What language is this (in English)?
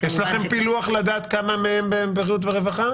Hebrew